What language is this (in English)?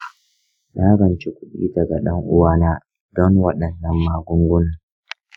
Hausa